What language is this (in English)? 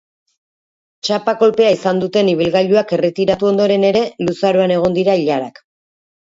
Basque